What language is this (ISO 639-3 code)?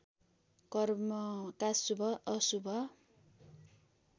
nep